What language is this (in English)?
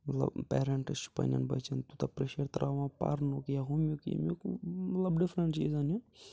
Kashmiri